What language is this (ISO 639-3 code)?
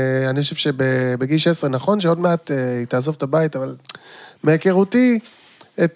heb